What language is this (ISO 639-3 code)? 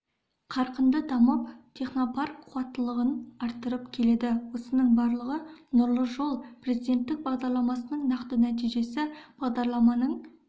kaz